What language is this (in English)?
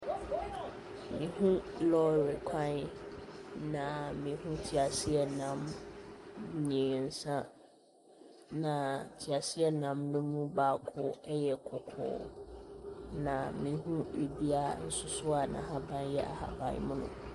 Akan